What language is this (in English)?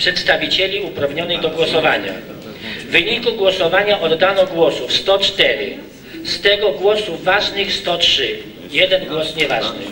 Polish